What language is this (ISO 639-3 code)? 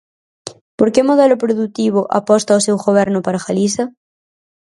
glg